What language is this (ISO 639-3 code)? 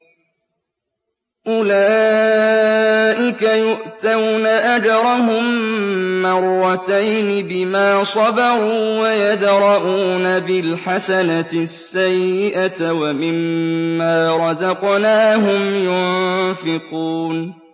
ara